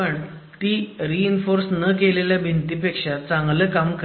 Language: Marathi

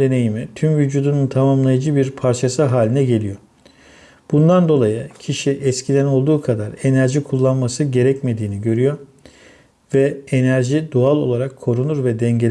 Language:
Turkish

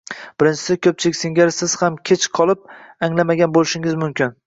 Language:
Uzbek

